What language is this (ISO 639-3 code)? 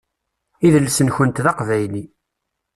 kab